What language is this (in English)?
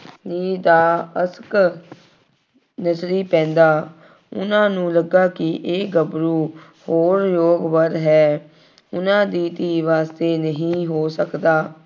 Punjabi